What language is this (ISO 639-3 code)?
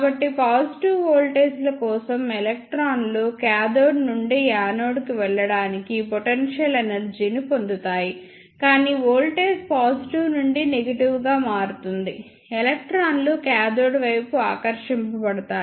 tel